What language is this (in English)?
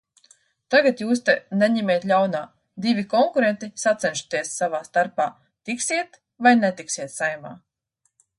Latvian